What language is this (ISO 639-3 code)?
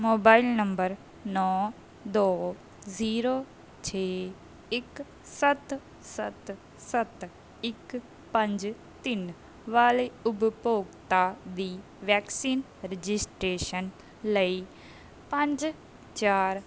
pan